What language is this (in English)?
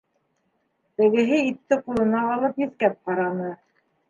Bashkir